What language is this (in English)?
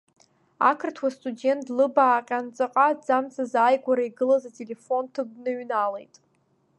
Abkhazian